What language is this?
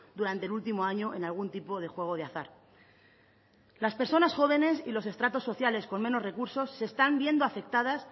Spanish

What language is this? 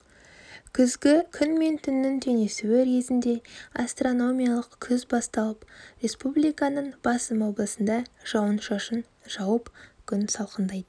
Kazakh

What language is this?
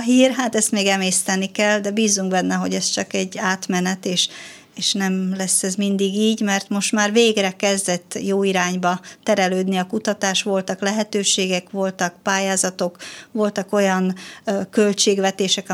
Hungarian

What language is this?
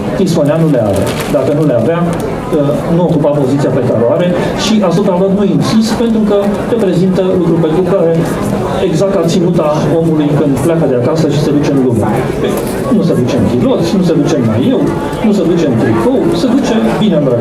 Romanian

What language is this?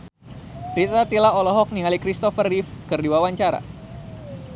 Sundanese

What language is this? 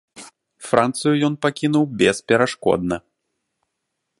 Belarusian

